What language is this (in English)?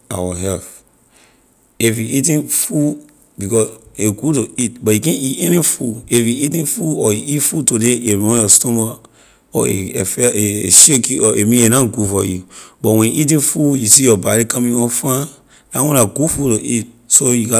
Liberian English